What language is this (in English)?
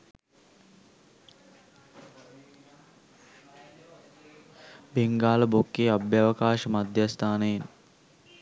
Sinhala